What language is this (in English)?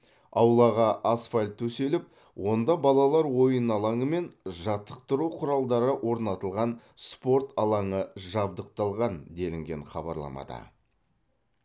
Kazakh